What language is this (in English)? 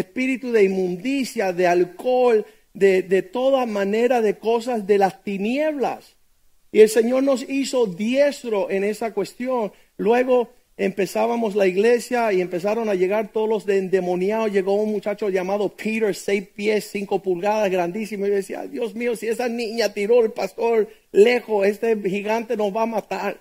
Spanish